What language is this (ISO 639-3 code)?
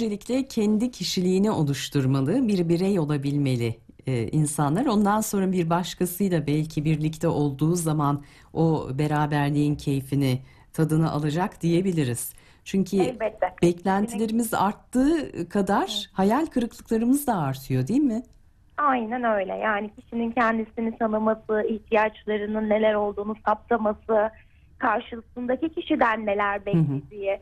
tur